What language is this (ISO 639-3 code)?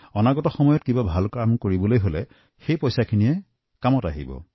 asm